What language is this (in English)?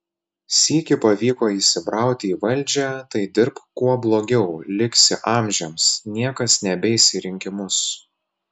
Lithuanian